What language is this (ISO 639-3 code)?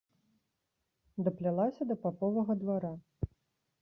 bel